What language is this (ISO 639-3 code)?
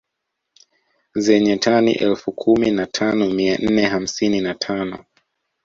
swa